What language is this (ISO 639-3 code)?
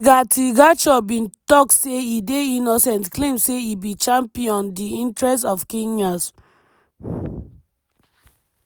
pcm